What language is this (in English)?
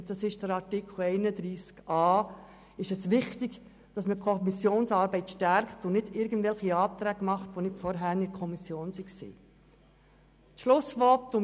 Swiss German